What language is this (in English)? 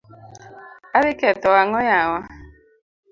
Luo (Kenya and Tanzania)